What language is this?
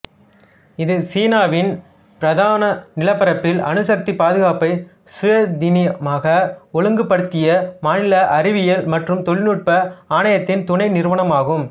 Tamil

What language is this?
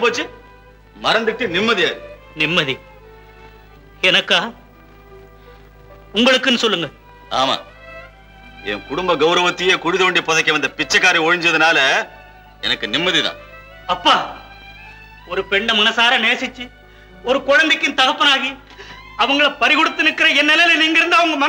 Tamil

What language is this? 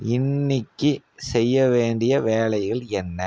Tamil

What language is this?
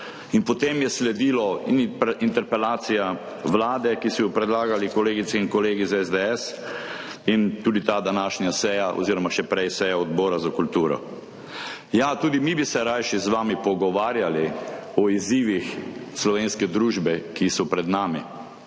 Slovenian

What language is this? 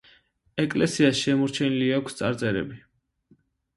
Georgian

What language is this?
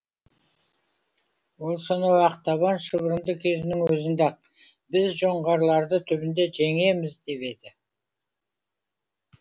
Kazakh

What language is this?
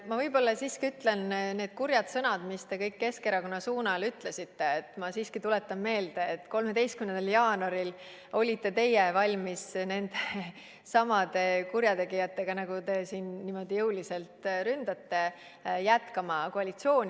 Estonian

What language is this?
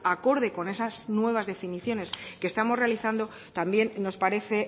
Spanish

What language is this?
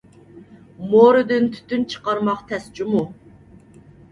Uyghur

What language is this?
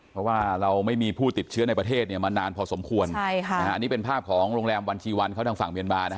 Thai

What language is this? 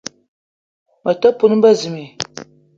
Eton (Cameroon)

